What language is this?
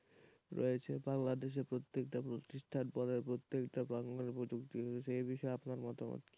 Bangla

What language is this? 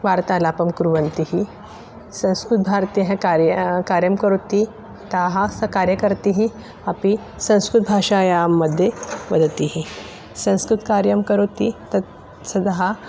Sanskrit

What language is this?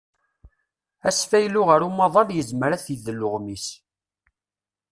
Kabyle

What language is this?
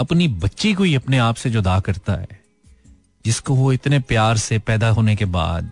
Hindi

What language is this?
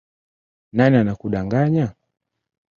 Swahili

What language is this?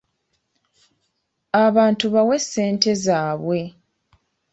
Ganda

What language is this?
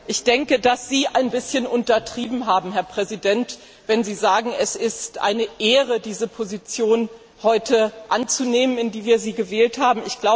German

